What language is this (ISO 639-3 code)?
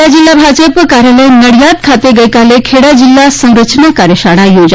guj